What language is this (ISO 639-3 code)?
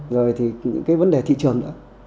vie